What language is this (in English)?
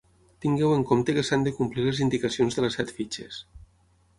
Catalan